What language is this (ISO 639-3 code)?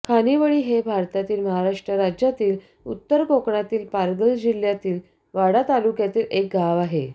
mar